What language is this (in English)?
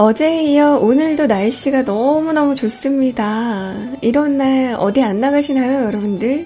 Korean